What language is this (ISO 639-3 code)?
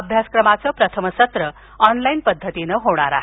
mar